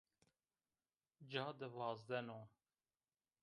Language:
Zaza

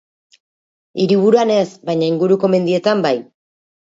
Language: Basque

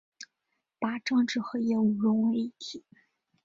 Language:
Chinese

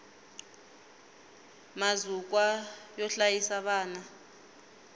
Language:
Tsonga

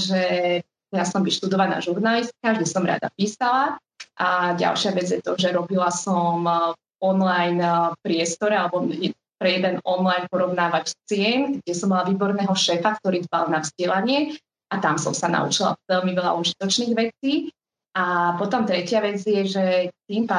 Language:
Slovak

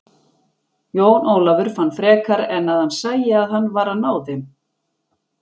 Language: Icelandic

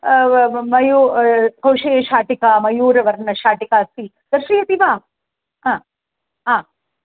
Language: Sanskrit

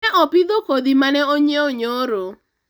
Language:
Luo (Kenya and Tanzania)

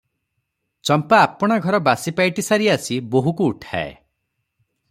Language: Odia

